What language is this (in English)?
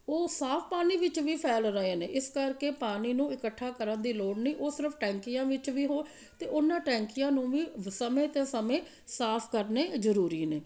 Punjabi